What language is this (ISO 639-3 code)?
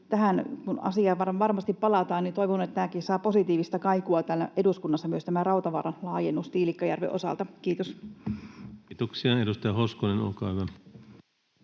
fin